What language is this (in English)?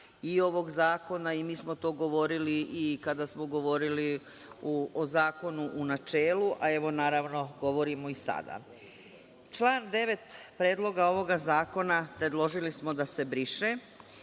Serbian